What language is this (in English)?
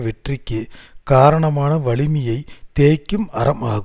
Tamil